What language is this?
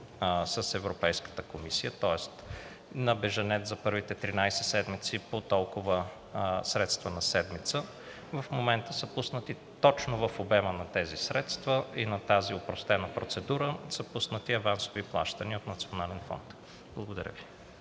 Bulgarian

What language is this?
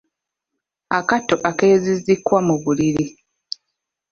Ganda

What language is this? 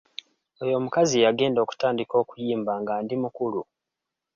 Ganda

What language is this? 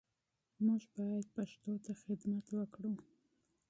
Pashto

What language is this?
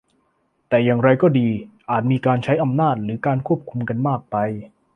Thai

